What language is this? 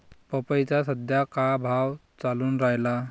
Marathi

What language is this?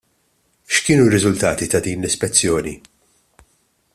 Maltese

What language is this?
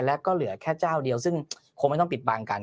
Thai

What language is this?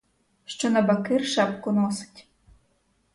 Ukrainian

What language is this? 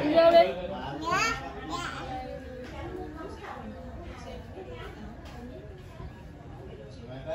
Vietnamese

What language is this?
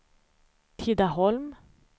Swedish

